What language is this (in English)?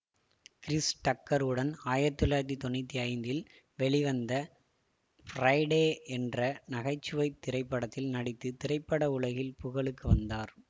Tamil